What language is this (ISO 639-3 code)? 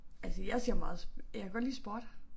dan